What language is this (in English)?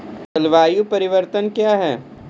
Maithili